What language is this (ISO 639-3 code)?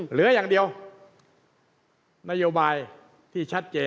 tha